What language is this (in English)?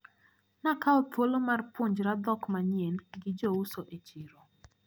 Luo (Kenya and Tanzania)